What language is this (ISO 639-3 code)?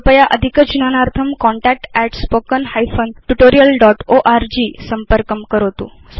san